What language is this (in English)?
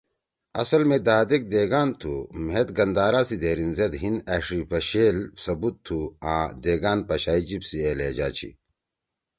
Torwali